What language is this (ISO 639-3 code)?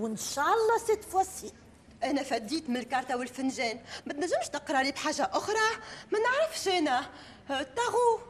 ara